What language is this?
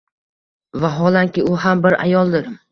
Uzbek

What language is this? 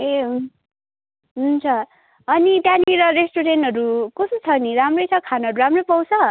Nepali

